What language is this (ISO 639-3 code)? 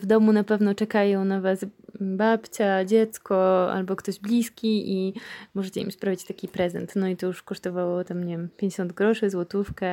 pol